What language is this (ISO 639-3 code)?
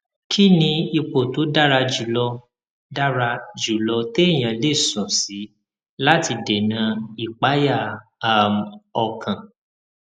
yor